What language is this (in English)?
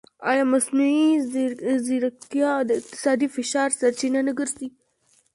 Pashto